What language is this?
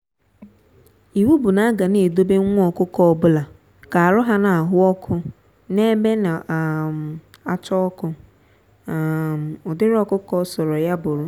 Igbo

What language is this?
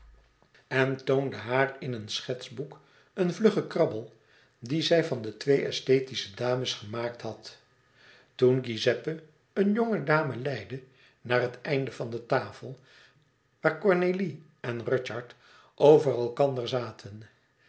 Dutch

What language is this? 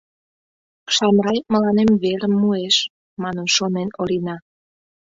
Mari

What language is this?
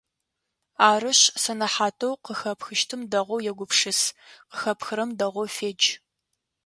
Adyghe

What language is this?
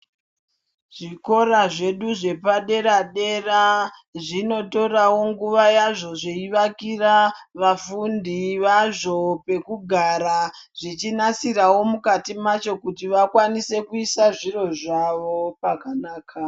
Ndau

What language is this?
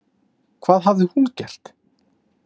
Icelandic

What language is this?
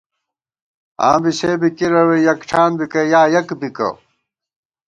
Gawar-Bati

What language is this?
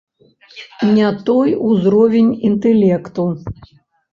Belarusian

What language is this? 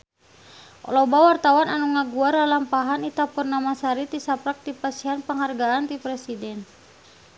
Sundanese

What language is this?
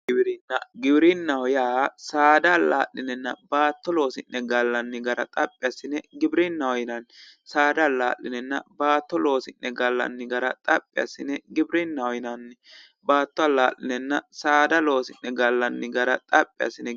Sidamo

